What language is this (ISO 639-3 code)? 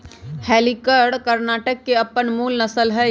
mag